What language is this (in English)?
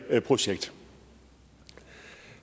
Danish